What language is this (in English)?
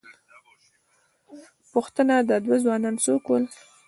Pashto